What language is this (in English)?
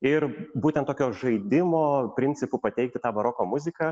Lithuanian